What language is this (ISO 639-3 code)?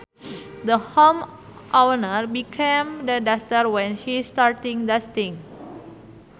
sun